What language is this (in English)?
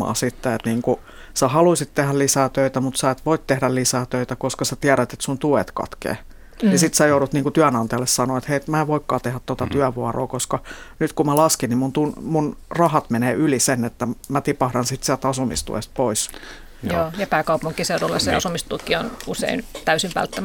Finnish